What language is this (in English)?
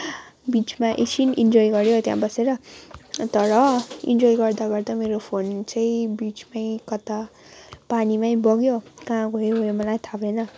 Nepali